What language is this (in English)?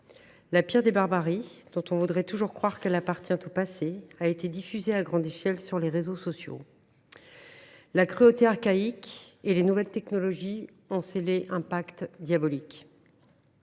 French